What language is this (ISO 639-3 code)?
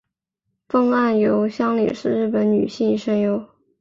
zho